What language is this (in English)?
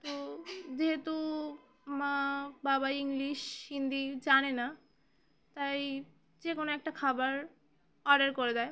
Bangla